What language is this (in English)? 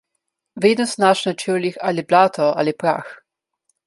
Slovenian